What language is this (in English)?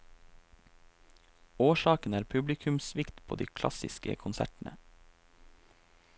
Norwegian